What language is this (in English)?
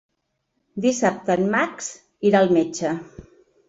Catalan